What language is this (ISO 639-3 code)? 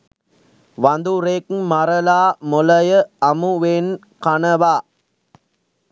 sin